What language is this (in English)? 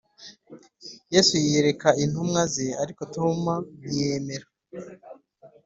Kinyarwanda